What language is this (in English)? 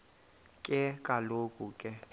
Xhosa